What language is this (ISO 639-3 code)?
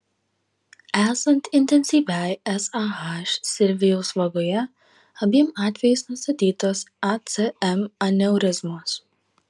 lit